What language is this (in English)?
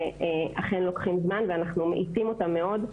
Hebrew